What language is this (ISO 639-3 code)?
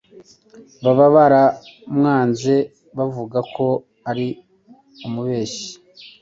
kin